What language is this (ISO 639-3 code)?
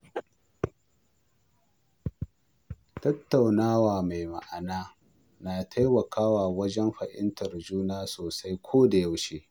hau